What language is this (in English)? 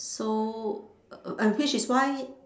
English